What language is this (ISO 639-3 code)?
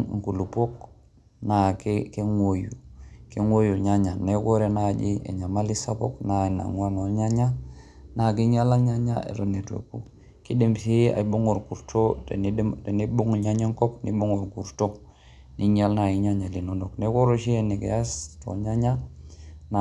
mas